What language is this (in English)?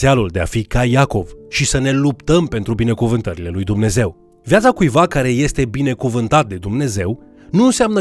Romanian